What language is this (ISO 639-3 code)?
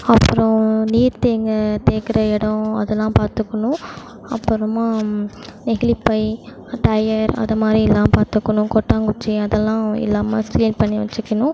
tam